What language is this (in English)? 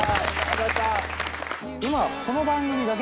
Japanese